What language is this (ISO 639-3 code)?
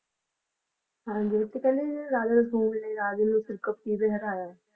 pan